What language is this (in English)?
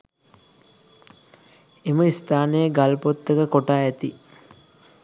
Sinhala